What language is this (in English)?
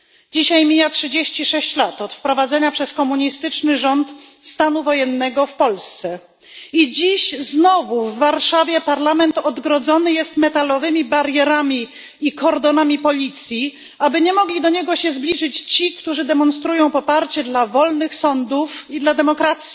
Polish